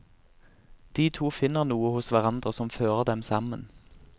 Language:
Norwegian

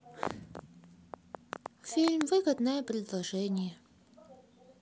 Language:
Russian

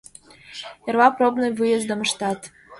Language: Mari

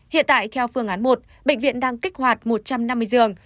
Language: Vietnamese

